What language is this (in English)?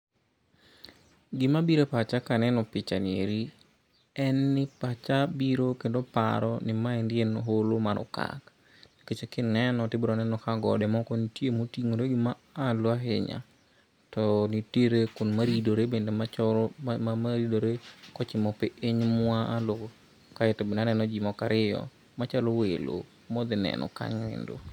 Luo (Kenya and Tanzania)